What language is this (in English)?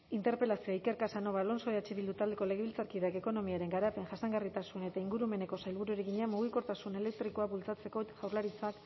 Basque